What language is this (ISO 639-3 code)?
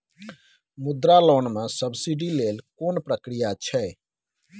mai